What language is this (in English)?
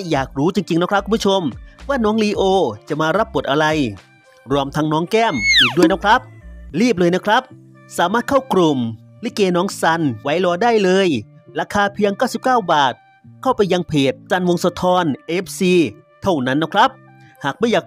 Thai